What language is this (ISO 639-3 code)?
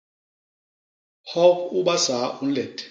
bas